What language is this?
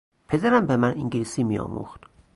Persian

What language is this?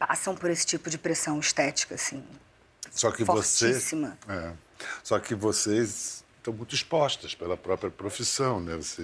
Portuguese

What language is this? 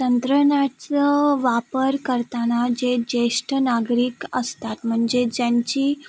Marathi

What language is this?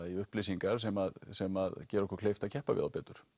Icelandic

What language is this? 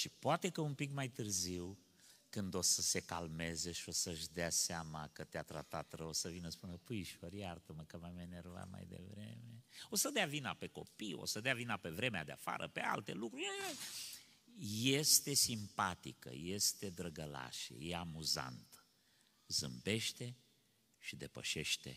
Romanian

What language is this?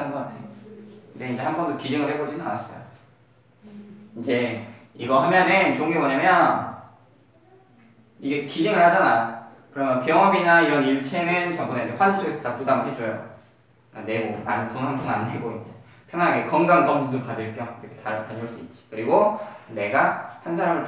Korean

